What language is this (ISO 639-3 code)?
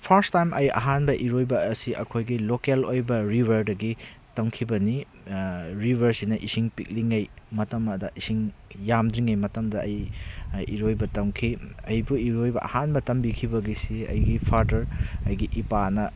mni